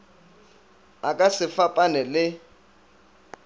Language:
Northern Sotho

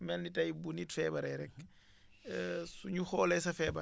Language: Wolof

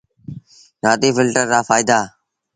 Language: Sindhi Bhil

